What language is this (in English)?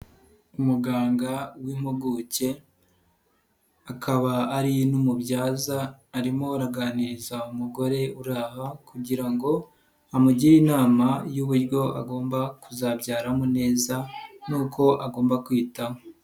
Kinyarwanda